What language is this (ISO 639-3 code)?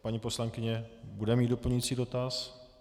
ces